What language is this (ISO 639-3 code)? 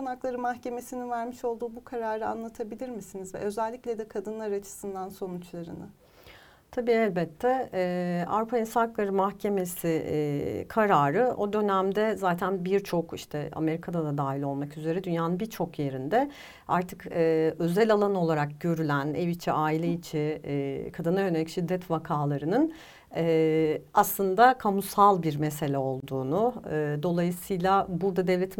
tur